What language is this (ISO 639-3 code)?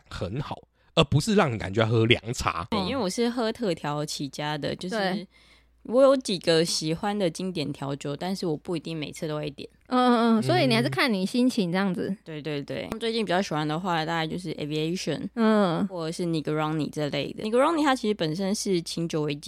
zho